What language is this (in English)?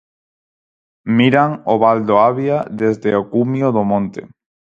Galician